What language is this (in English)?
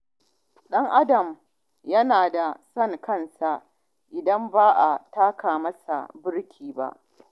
Hausa